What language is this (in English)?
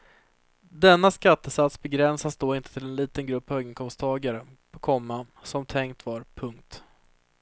Swedish